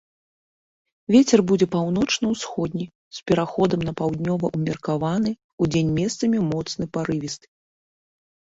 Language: Belarusian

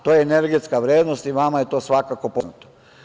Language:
Serbian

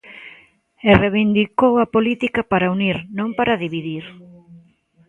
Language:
Galician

